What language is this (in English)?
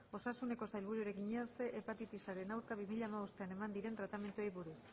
Basque